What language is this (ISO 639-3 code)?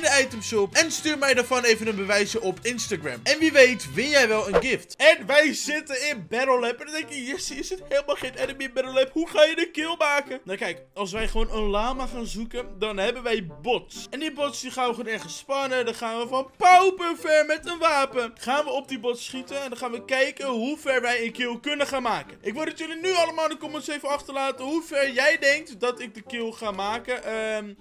nld